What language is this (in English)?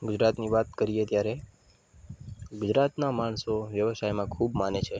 Gujarati